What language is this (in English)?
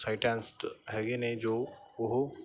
Punjabi